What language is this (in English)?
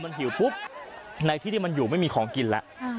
Thai